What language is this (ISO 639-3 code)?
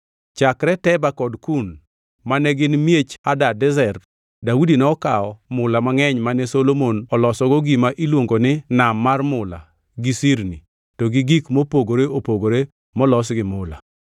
luo